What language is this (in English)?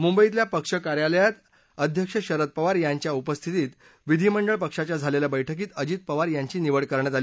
Marathi